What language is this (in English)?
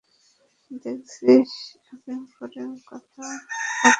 Bangla